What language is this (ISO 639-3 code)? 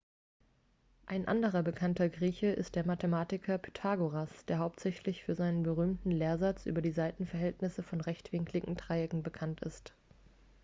deu